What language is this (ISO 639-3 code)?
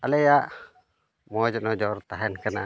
sat